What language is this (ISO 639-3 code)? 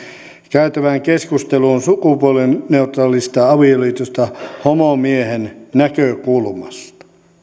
fin